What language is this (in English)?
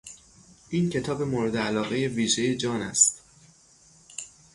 Persian